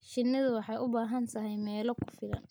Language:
Somali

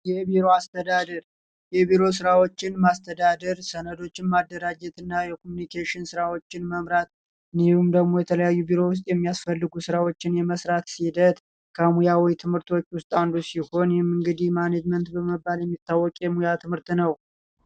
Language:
Amharic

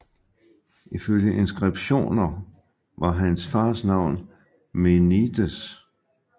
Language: Danish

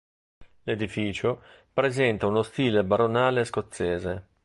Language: Italian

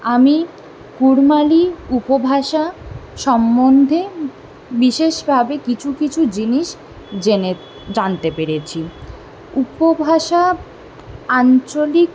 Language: Bangla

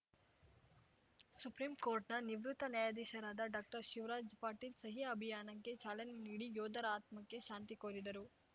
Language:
Kannada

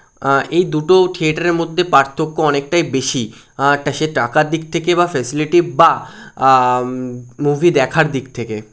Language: Bangla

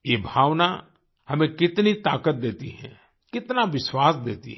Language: Hindi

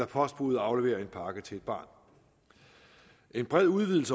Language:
Danish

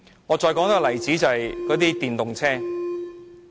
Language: Cantonese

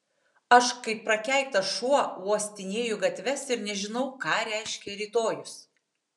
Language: Lithuanian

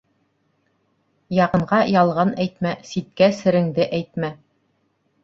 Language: Bashkir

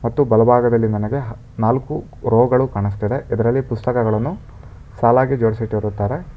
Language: Kannada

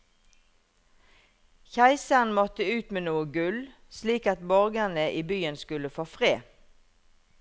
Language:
Norwegian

